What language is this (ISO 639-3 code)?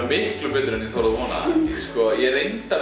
isl